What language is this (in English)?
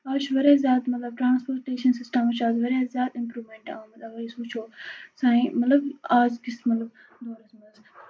Kashmiri